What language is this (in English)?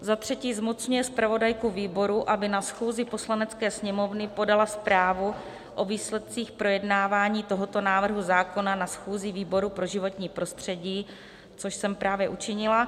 Czech